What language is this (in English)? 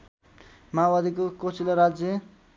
Nepali